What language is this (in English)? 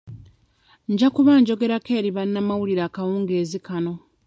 Ganda